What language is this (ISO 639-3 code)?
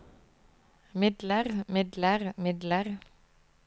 nor